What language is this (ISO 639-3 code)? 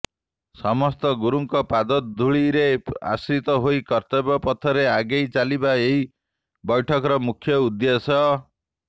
ori